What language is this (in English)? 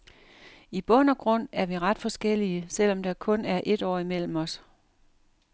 Danish